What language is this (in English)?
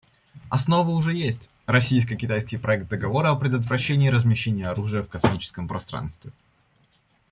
Russian